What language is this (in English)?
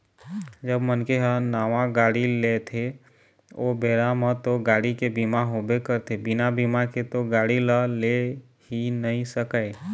Chhattisgarhi